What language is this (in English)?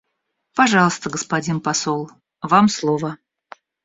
Russian